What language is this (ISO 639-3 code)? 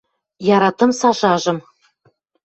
mrj